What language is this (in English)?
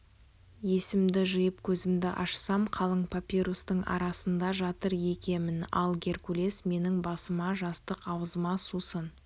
Kazakh